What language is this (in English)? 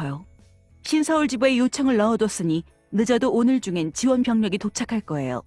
Korean